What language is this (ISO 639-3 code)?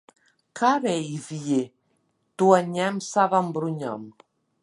lav